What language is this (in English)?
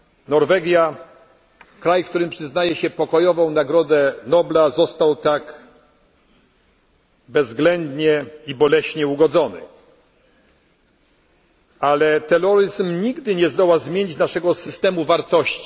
Polish